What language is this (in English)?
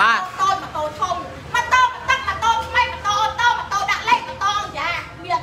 Thai